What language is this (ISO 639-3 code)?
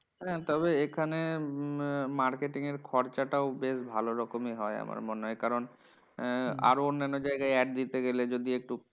ben